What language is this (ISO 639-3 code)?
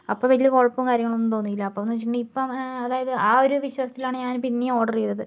mal